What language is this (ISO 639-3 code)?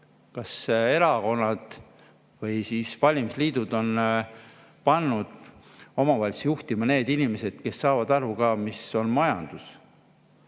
est